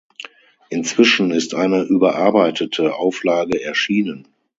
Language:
German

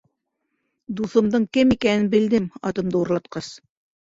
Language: Bashkir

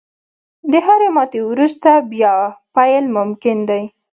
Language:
Pashto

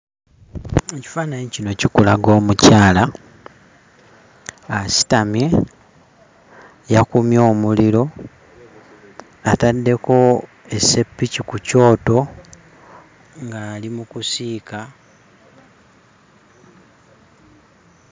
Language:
Ganda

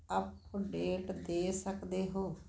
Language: Punjabi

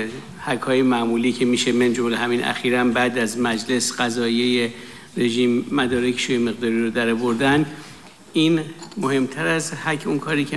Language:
Persian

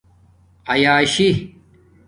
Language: Domaaki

